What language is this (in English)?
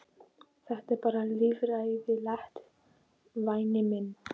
Icelandic